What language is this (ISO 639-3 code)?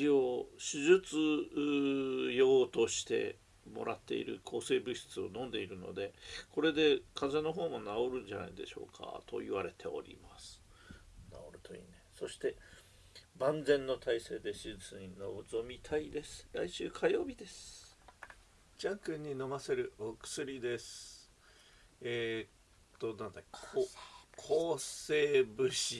jpn